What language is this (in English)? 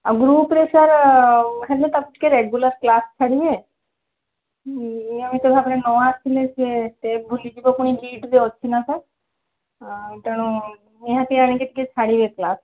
Odia